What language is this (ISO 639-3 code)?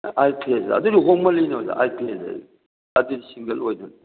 mni